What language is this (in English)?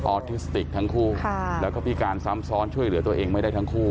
Thai